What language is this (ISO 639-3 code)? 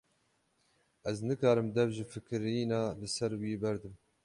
kur